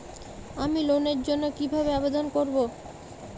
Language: Bangla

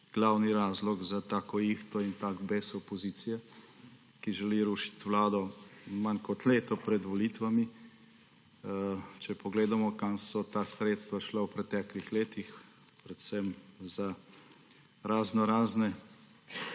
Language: Slovenian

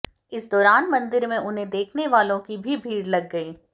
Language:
Hindi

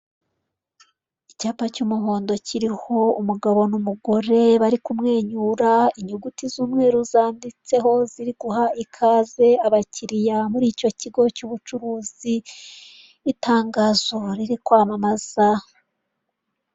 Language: Kinyarwanda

